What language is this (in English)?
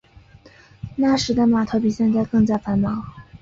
Chinese